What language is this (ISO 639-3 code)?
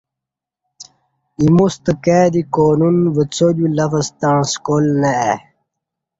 bsh